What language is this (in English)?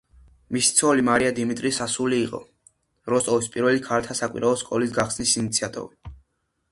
Georgian